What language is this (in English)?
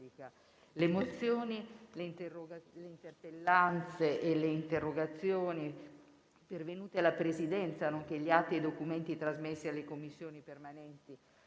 Italian